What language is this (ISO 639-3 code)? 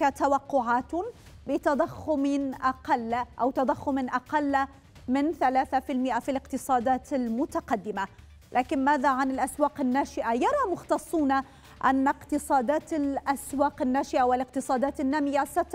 ara